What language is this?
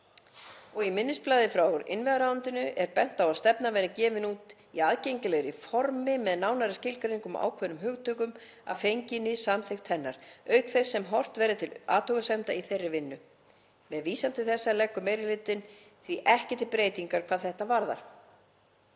Icelandic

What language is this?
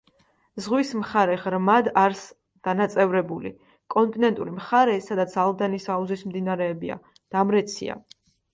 Georgian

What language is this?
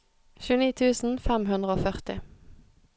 Norwegian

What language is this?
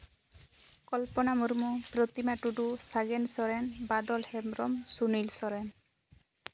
Santali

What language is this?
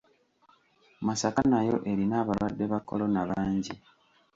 Ganda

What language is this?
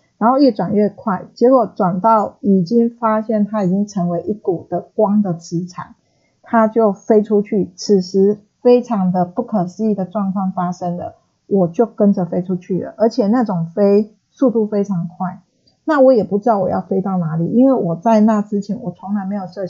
Chinese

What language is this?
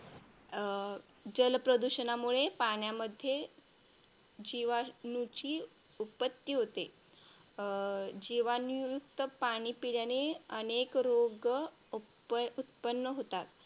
Marathi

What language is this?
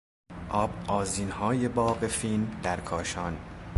Persian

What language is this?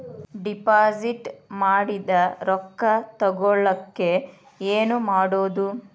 Kannada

